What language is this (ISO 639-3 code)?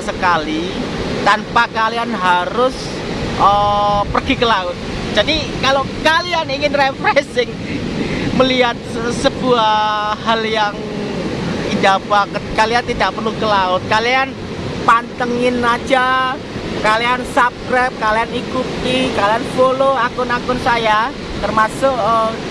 ind